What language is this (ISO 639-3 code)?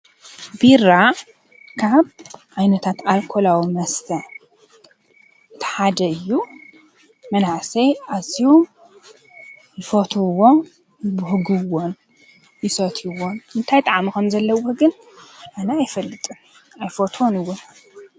tir